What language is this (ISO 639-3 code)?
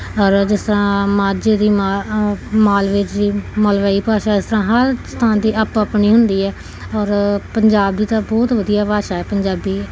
pan